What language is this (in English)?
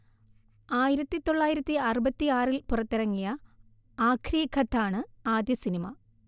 Malayalam